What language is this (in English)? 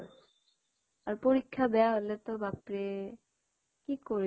Assamese